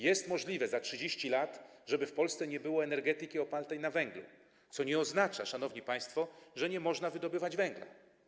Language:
Polish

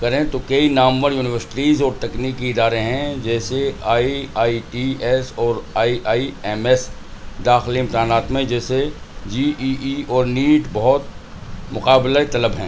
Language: Urdu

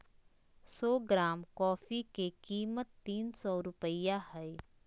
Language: Magahi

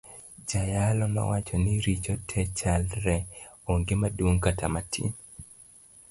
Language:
Luo (Kenya and Tanzania)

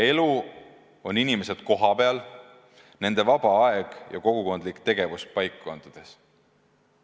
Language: Estonian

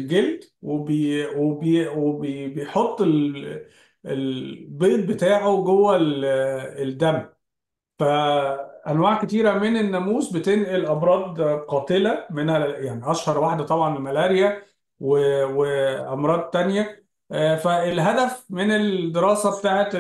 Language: Arabic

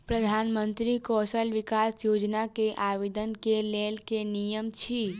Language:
Maithili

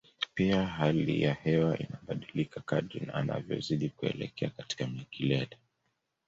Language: Swahili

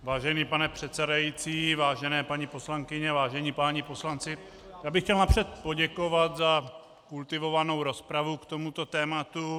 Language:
Czech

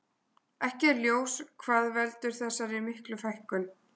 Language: Icelandic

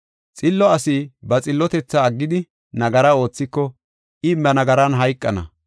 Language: Gofa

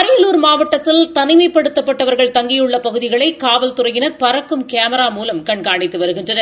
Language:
Tamil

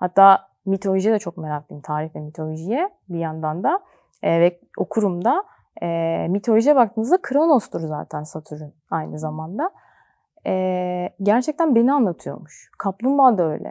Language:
Turkish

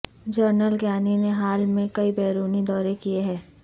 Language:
Urdu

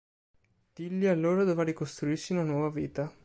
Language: Italian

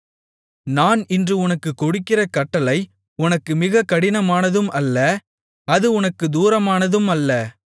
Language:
Tamil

